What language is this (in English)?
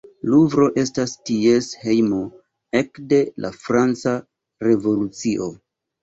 Esperanto